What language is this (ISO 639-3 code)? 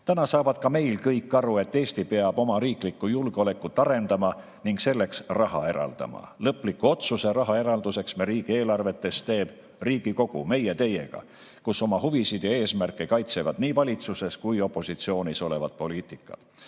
est